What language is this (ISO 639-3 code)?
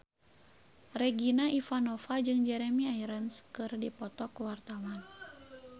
sun